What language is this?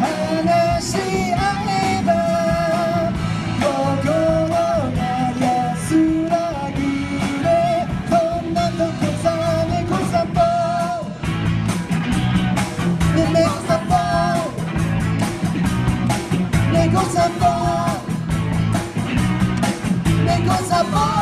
Japanese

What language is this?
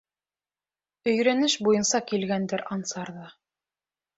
Bashkir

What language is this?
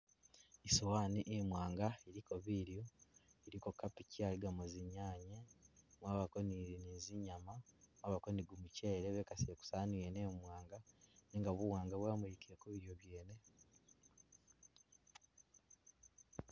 Masaaba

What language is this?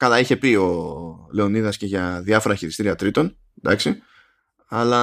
Greek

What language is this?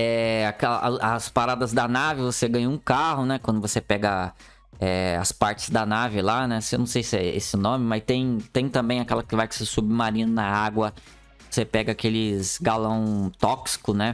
Portuguese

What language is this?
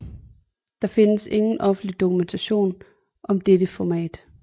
Danish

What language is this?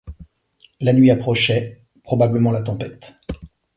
French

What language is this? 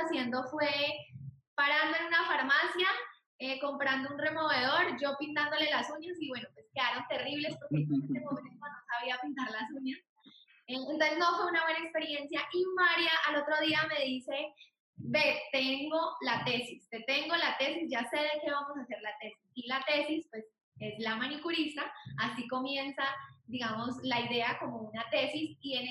Spanish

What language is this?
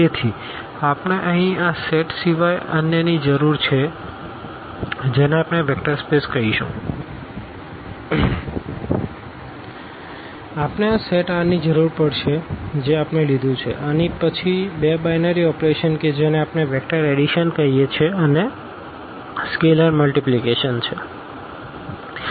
Gujarati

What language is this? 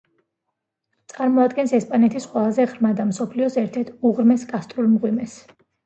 Georgian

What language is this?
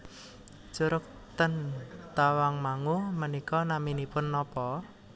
Javanese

